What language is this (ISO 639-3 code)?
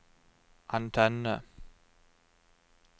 nor